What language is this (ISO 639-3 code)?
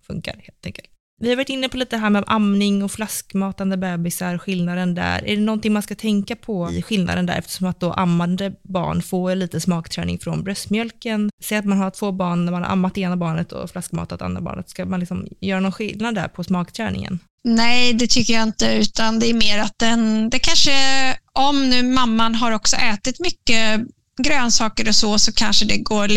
swe